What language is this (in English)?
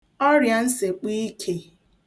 Igbo